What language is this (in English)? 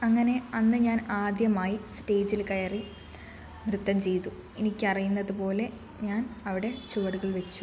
Malayalam